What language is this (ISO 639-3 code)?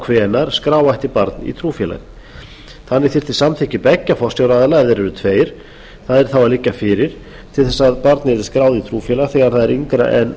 isl